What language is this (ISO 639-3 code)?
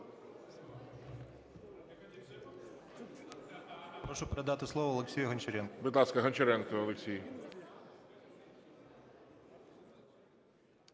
ukr